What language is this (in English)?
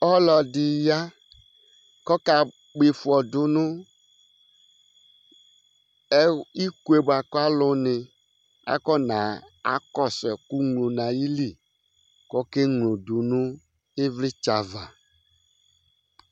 Ikposo